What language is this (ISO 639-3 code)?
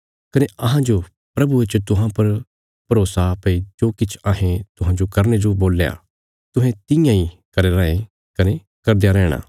kfs